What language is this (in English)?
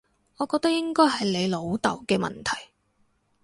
Cantonese